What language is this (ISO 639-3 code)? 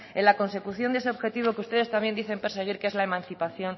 spa